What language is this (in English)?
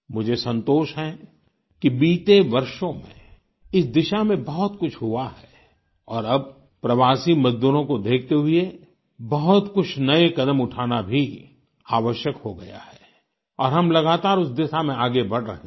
Hindi